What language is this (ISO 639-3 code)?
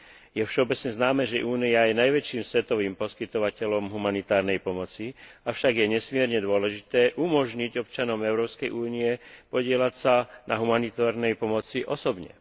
slk